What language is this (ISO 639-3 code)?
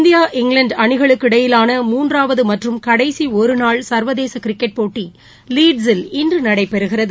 tam